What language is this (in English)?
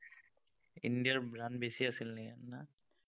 Assamese